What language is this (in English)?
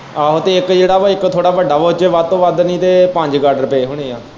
Punjabi